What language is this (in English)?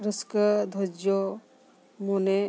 Santali